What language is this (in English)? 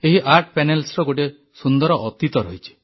Odia